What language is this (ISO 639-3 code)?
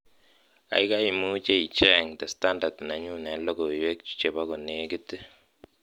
kln